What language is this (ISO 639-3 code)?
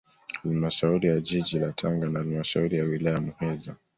swa